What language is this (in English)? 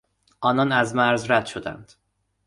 Persian